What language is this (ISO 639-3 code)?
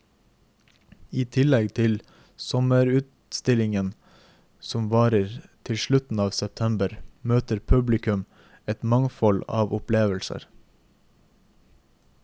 nor